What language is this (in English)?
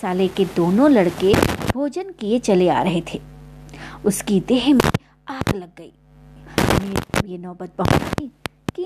Hindi